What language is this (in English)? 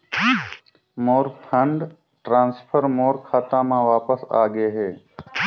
Chhattisgarhi